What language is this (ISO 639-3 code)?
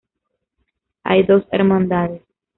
spa